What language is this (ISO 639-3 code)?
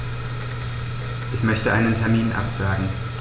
deu